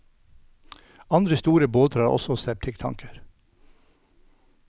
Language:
Norwegian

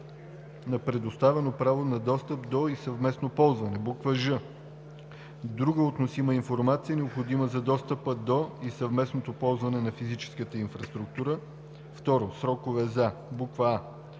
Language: Bulgarian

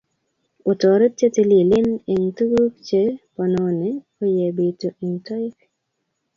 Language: Kalenjin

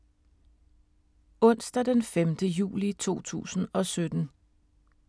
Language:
Danish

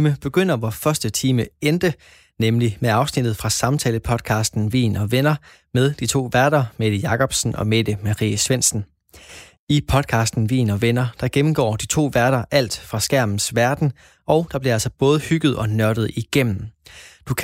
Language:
Danish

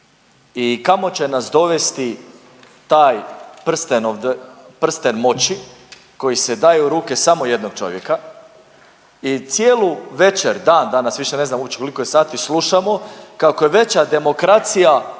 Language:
Croatian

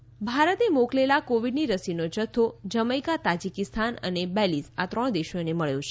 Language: Gujarati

